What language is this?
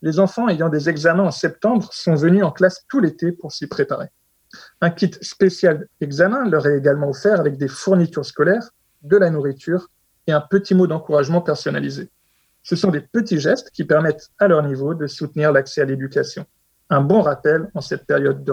French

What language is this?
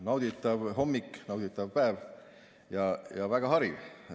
Estonian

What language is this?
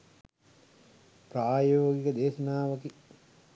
Sinhala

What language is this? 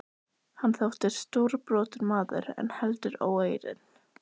Icelandic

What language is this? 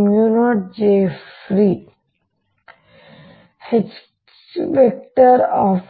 Kannada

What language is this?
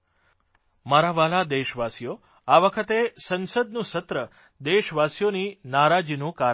Gujarati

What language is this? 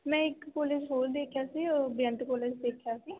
Punjabi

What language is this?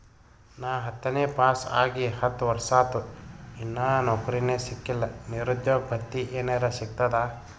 Kannada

